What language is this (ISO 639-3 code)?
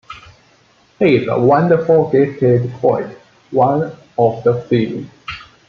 eng